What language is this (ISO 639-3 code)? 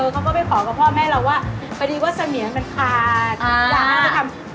tha